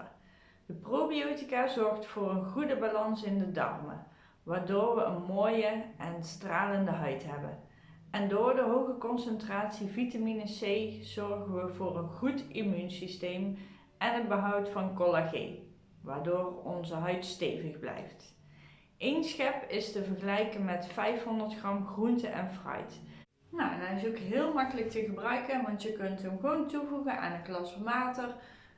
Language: Dutch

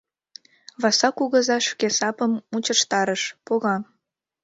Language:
Mari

